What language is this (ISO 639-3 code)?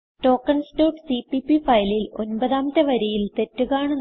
mal